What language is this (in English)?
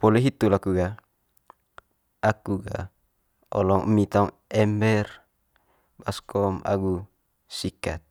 Manggarai